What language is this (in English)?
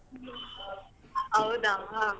Kannada